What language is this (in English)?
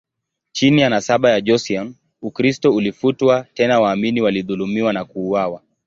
Swahili